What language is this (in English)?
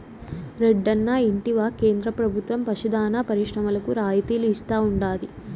Telugu